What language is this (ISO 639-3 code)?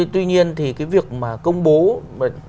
vie